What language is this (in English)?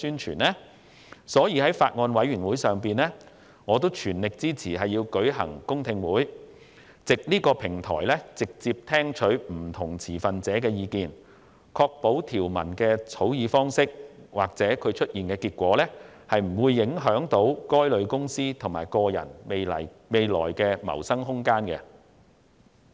Cantonese